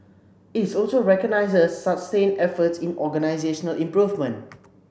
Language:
English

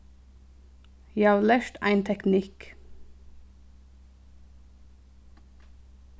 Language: Faroese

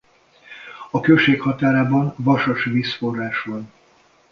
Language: Hungarian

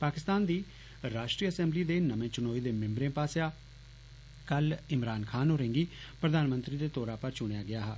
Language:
Dogri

